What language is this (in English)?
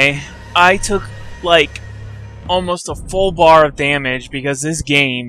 English